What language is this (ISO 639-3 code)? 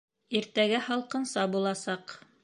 bak